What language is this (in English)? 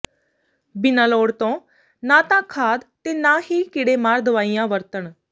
Punjabi